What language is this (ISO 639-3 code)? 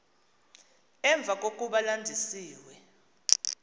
xho